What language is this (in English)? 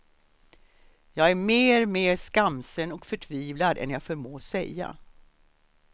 Swedish